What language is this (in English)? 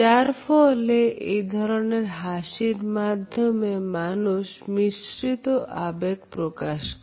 Bangla